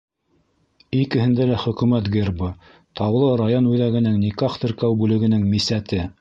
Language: Bashkir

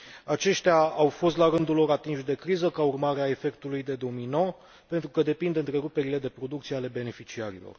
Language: Romanian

